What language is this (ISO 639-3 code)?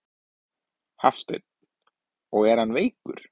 isl